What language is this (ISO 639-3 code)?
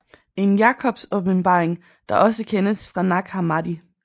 dan